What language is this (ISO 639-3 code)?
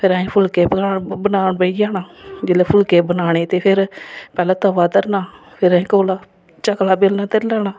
doi